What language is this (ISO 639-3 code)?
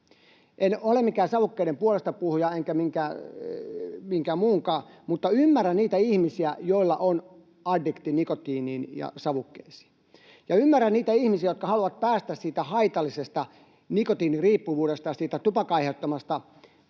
fin